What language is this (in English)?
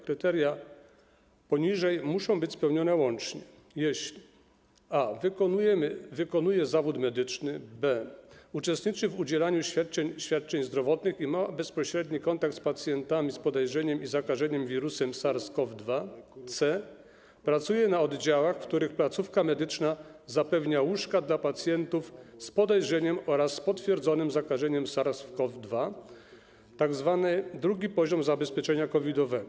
Polish